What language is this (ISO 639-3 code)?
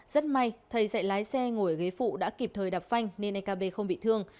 vie